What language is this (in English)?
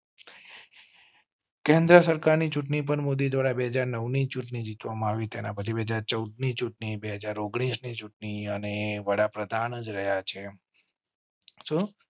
Gujarati